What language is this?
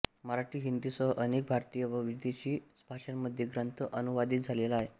Marathi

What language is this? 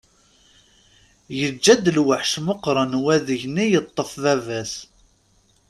Kabyle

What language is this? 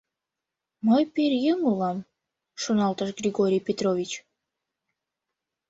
Mari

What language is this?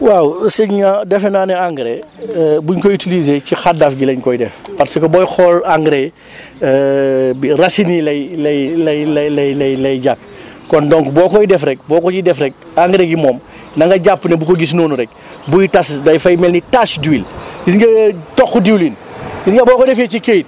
Wolof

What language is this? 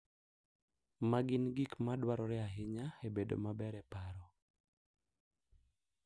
Luo (Kenya and Tanzania)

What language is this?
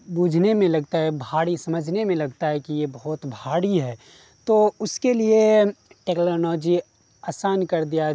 Urdu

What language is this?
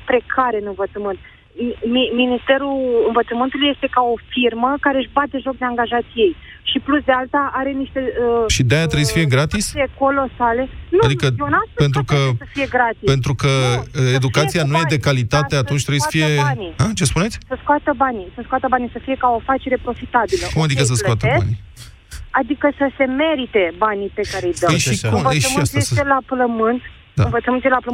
Romanian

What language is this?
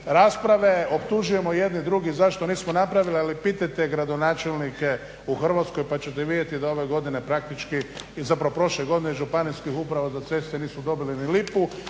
Croatian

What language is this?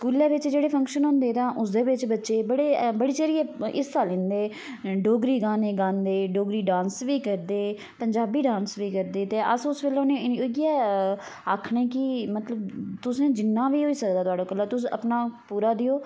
Dogri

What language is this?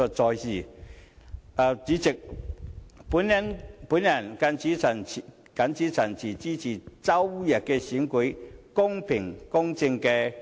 Cantonese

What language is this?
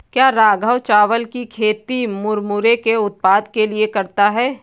Hindi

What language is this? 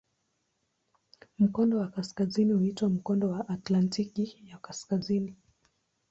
Swahili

